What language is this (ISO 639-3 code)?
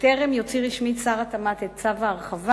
heb